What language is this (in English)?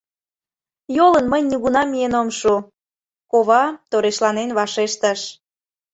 Mari